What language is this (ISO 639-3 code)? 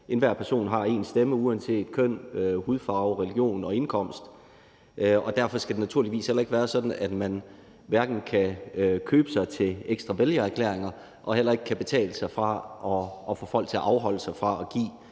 dan